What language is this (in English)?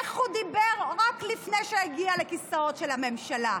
Hebrew